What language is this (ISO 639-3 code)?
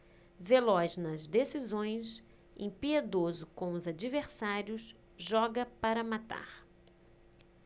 por